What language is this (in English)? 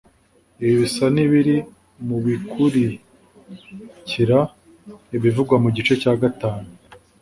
Kinyarwanda